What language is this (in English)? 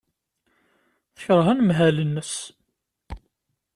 Kabyle